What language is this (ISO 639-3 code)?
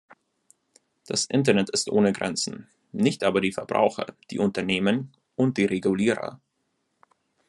deu